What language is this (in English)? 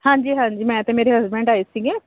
Punjabi